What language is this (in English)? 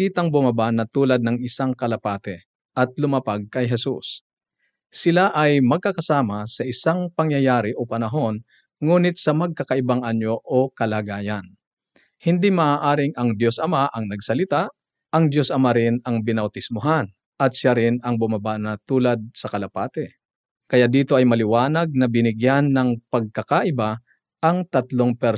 Filipino